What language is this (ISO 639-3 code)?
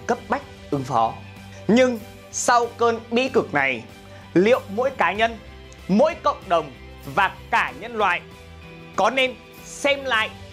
vie